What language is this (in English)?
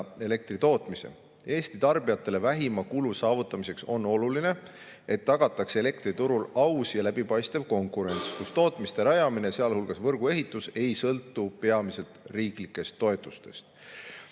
Estonian